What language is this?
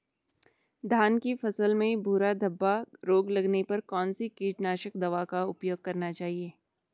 Hindi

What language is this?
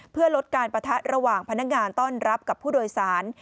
Thai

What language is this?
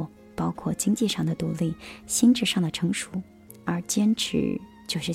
Chinese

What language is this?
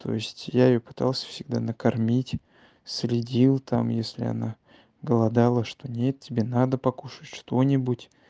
Russian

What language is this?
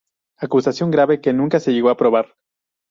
Spanish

